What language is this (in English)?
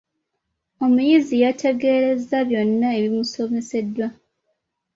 Ganda